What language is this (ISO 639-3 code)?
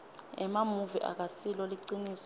ssw